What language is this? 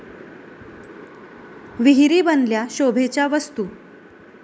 Marathi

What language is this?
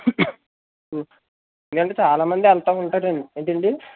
Telugu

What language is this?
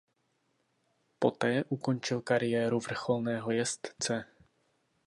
Czech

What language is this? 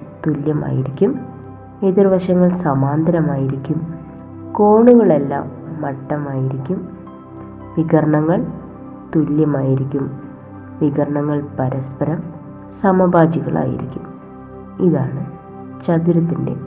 Malayalam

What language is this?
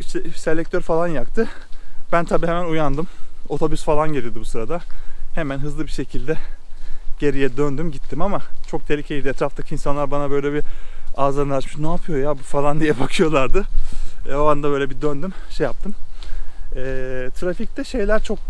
Turkish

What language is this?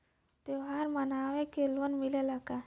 Bhojpuri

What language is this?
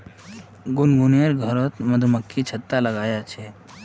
Magahi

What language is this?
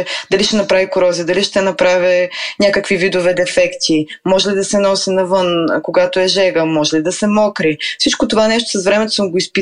Bulgarian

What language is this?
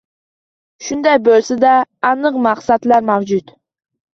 Uzbek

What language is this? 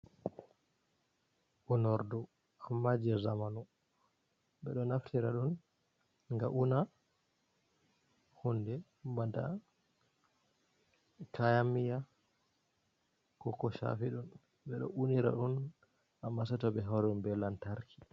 Fula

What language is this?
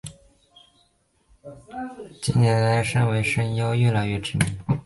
Chinese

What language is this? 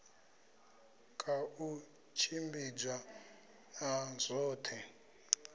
Venda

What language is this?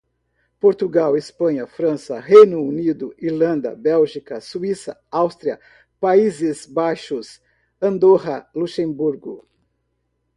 Portuguese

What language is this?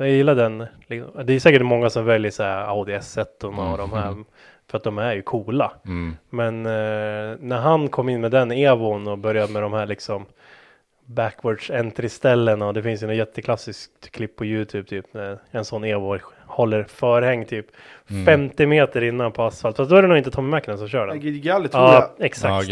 Swedish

